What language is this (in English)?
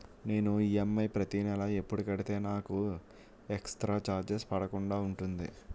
Telugu